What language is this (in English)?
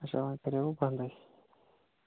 Kashmiri